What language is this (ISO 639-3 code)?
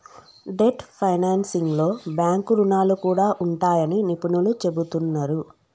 tel